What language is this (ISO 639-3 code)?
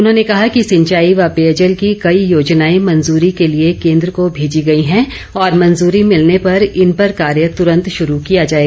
hin